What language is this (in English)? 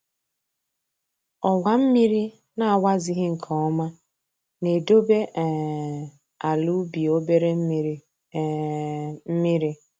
Igbo